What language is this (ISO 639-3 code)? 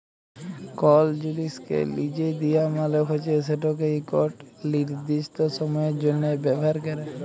ben